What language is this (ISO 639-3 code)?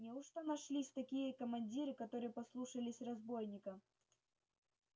rus